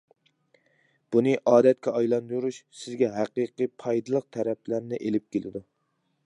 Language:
Uyghur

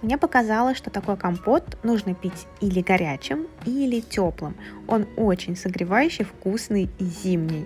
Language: Russian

